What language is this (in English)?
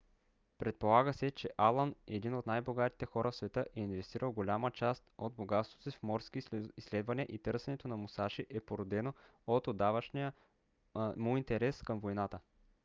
Bulgarian